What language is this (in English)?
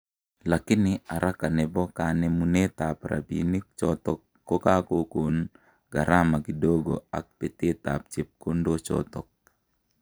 Kalenjin